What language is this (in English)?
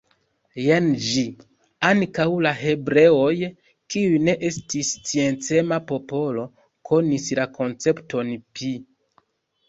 Esperanto